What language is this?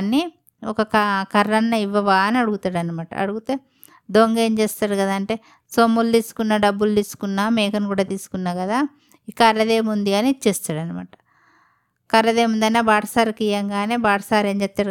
Telugu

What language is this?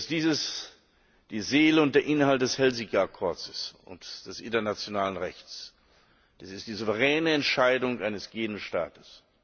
German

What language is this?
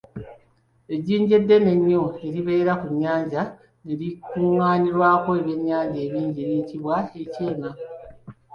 Ganda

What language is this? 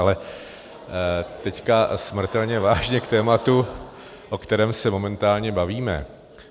Czech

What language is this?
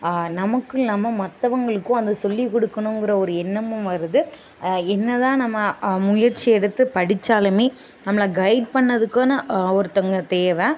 Tamil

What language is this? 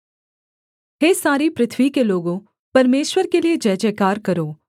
Hindi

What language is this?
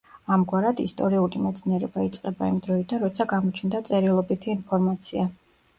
Georgian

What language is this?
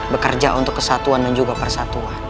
Indonesian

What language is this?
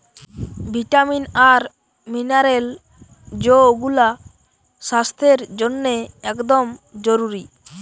Bangla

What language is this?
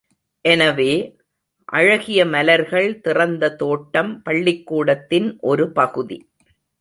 Tamil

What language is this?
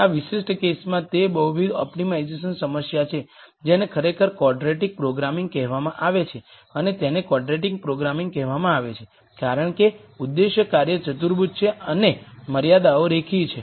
Gujarati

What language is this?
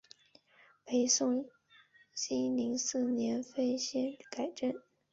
Chinese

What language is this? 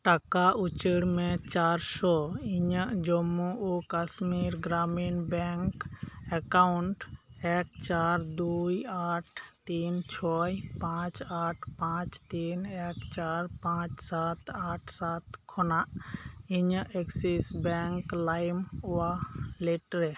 Santali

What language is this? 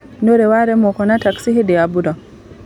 Kikuyu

